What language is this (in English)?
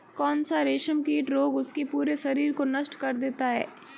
Hindi